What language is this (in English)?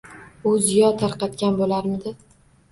Uzbek